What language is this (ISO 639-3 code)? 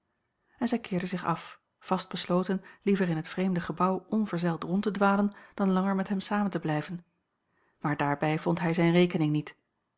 nld